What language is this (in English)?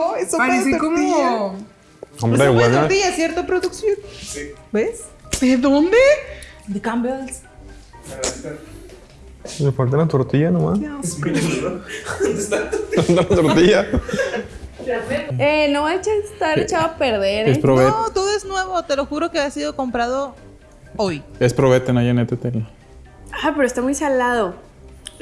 Spanish